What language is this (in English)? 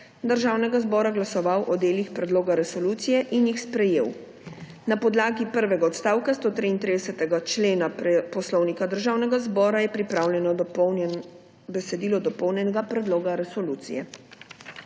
Slovenian